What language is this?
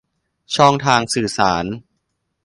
Thai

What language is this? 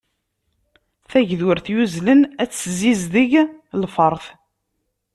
Kabyle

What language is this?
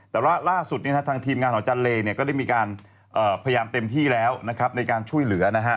Thai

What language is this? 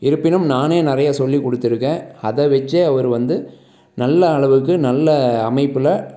Tamil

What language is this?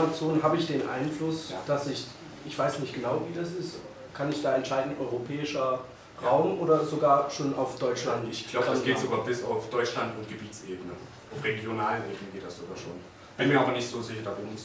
German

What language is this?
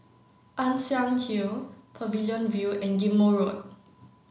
English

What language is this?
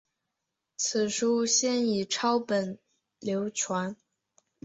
Chinese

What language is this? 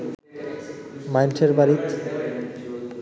Bangla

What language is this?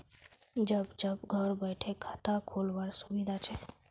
Magahi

